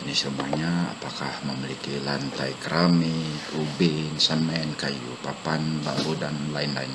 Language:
Indonesian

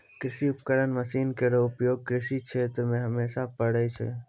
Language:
Maithili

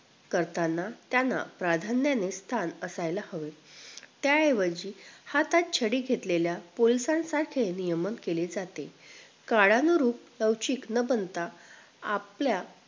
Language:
Marathi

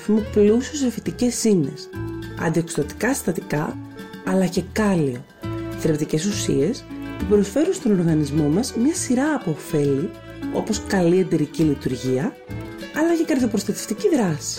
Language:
Greek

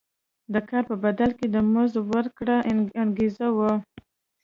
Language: Pashto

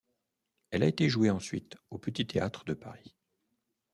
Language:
French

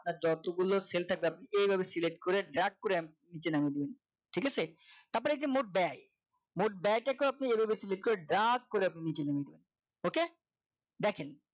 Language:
Bangla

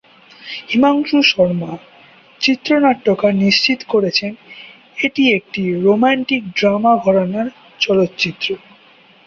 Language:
Bangla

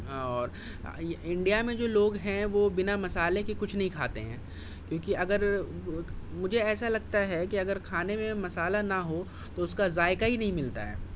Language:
Urdu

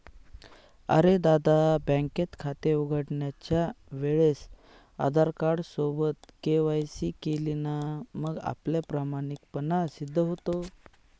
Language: Marathi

